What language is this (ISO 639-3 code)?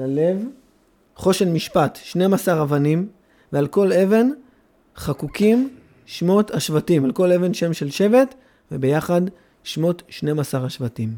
heb